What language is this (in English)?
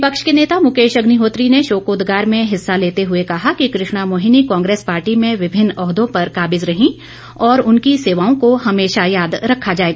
Hindi